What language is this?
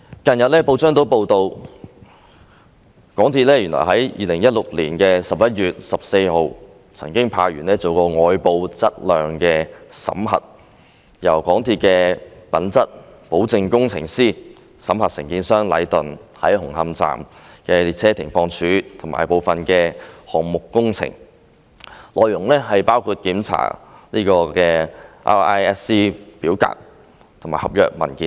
Cantonese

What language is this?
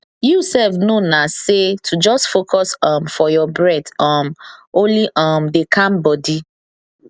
Nigerian Pidgin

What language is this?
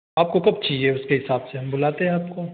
Hindi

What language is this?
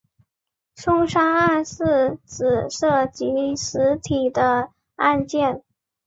Chinese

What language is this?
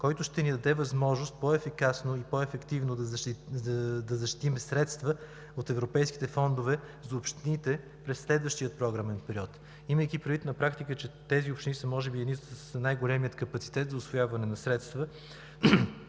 Bulgarian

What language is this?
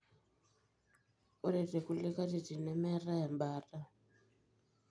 Masai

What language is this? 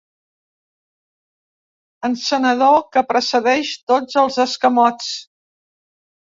Catalan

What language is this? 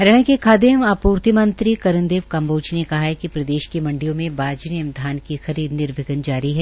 Hindi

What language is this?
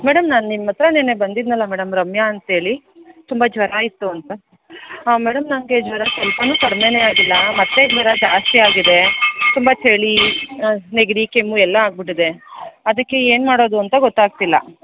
Kannada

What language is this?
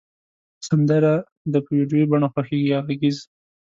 Pashto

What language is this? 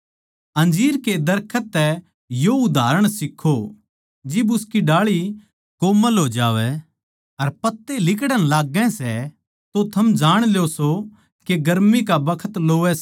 Haryanvi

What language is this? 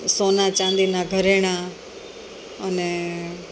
Gujarati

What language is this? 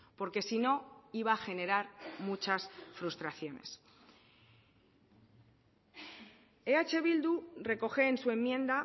Spanish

